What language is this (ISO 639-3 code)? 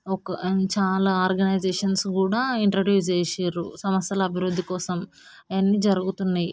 tel